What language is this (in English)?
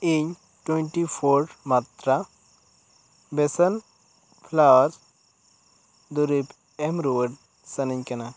Santali